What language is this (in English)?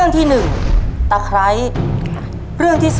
Thai